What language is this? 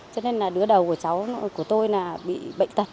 Vietnamese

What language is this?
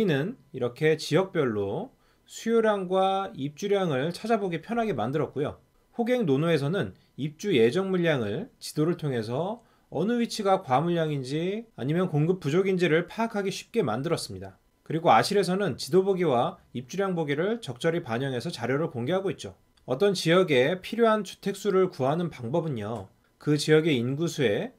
Korean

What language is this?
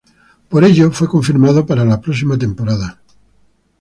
Spanish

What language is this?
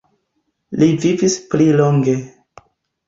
Esperanto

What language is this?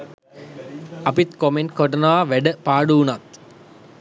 Sinhala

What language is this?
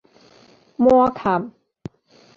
Min Nan Chinese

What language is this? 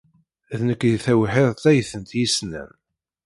Kabyle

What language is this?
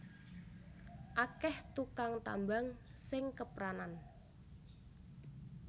Javanese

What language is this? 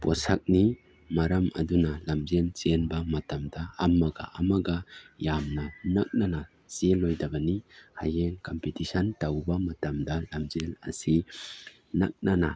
Manipuri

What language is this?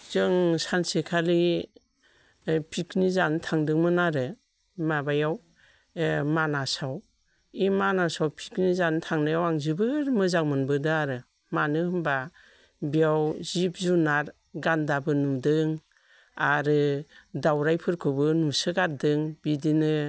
Bodo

